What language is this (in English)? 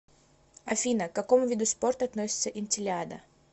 Russian